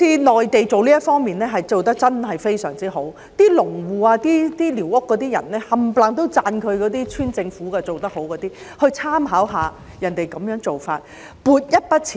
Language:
Cantonese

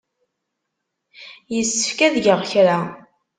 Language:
Kabyle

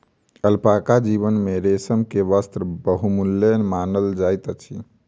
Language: Maithili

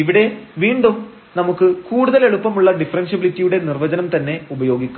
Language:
Malayalam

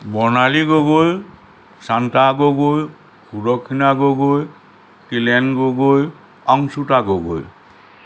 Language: Assamese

